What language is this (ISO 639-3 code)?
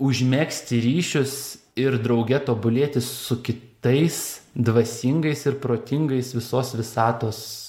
lit